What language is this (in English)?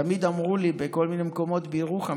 Hebrew